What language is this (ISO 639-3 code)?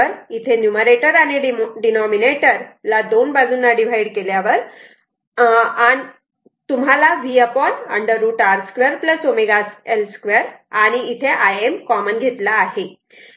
mar